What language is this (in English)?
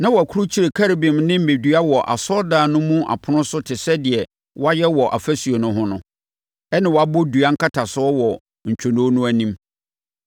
Akan